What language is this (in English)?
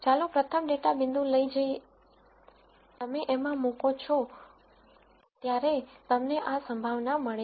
Gujarati